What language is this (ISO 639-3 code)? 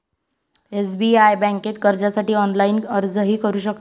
mar